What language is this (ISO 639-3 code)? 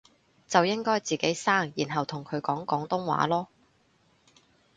yue